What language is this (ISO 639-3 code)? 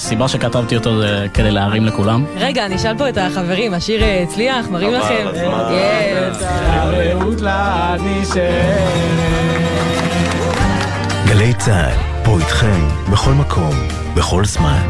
heb